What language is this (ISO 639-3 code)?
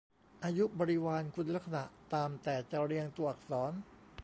tha